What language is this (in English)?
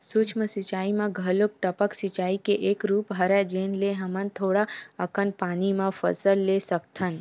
Chhattisgarhi